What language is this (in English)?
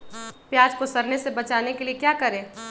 Magahi